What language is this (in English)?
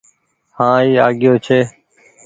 Goaria